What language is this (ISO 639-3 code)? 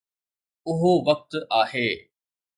snd